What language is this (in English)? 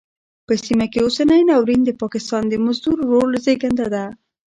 Pashto